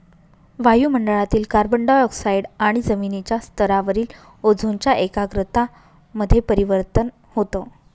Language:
Marathi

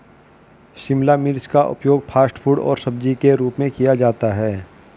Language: Hindi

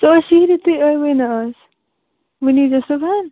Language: Kashmiri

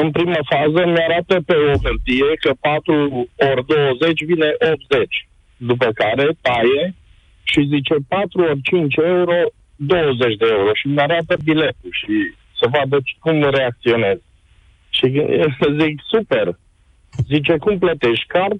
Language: Romanian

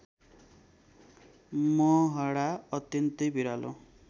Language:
Nepali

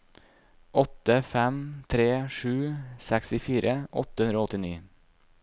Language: Norwegian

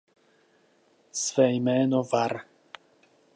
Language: Czech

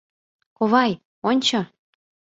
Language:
Mari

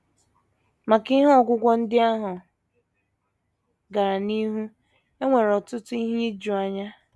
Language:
Igbo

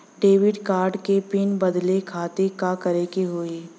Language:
Bhojpuri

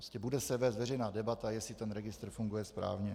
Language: Czech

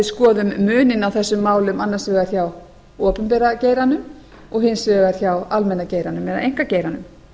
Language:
Icelandic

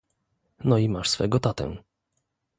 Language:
Polish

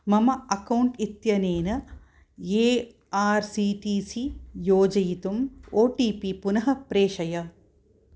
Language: Sanskrit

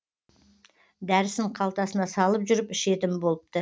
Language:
Kazakh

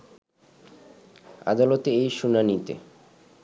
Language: Bangla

